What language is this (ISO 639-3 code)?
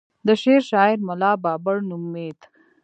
pus